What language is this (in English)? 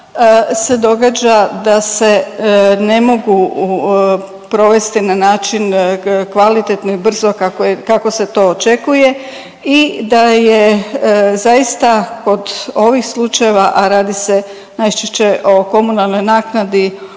Croatian